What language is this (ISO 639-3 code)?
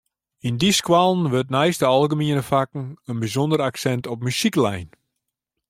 fry